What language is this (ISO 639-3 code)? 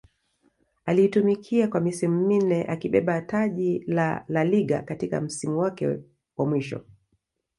swa